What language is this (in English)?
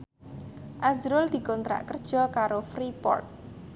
Javanese